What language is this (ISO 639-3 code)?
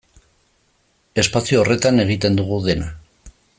eus